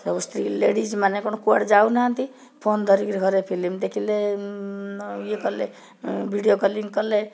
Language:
Odia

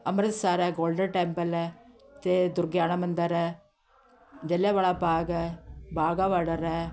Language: Punjabi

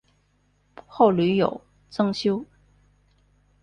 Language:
Chinese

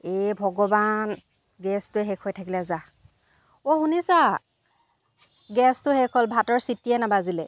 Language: Assamese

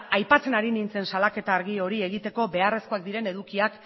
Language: Basque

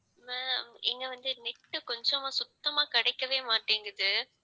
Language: Tamil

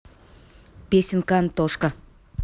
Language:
Russian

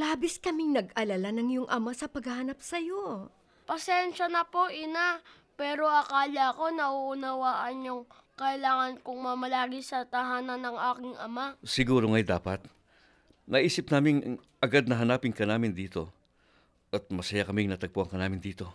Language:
Filipino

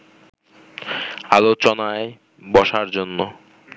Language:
Bangla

